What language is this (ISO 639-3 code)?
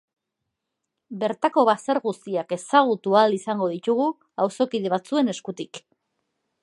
eus